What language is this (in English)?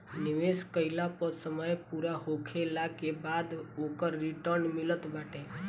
Bhojpuri